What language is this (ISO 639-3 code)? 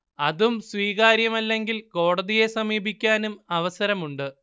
mal